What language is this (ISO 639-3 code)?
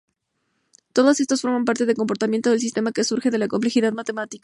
spa